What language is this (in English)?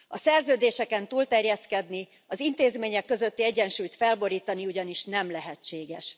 Hungarian